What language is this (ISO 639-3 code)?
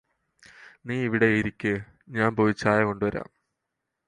mal